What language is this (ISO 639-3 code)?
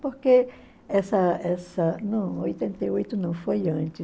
por